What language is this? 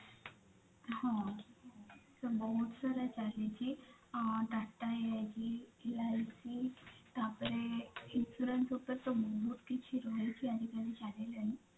Odia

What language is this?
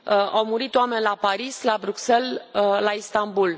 Romanian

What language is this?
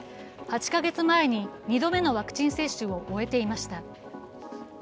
Japanese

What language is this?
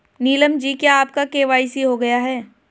Hindi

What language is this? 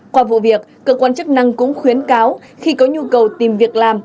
Vietnamese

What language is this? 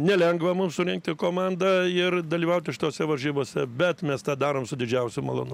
Lithuanian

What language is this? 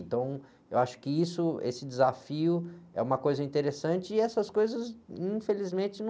Portuguese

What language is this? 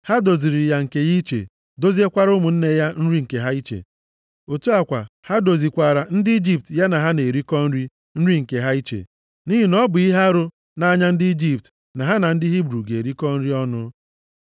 Igbo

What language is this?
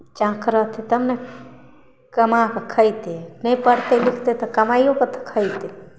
Maithili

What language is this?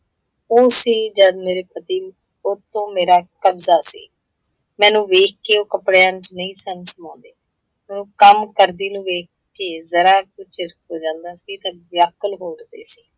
Punjabi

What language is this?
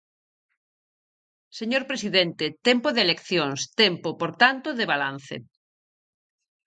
Galician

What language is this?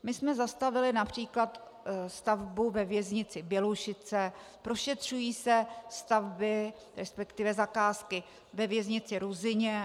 Czech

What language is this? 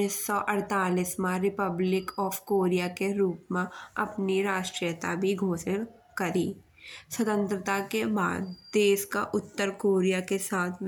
Bundeli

